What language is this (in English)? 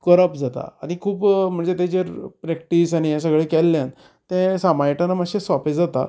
Konkani